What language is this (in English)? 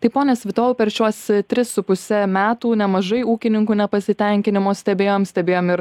Lithuanian